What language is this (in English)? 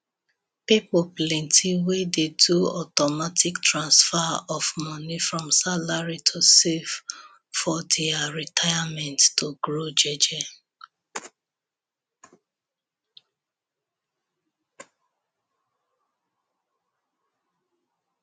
Nigerian Pidgin